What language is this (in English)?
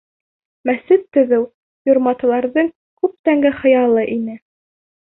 Bashkir